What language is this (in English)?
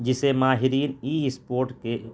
Urdu